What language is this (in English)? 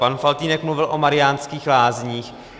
Czech